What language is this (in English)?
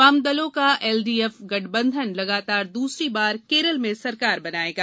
Hindi